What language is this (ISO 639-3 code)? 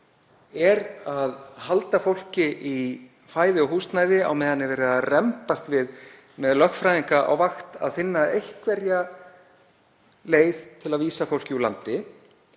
isl